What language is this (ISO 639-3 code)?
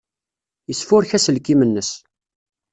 kab